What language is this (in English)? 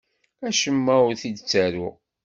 Kabyle